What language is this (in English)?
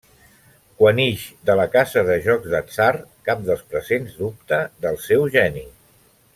Catalan